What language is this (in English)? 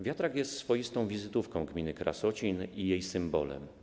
Polish